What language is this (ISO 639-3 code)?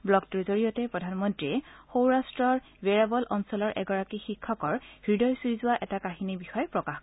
asm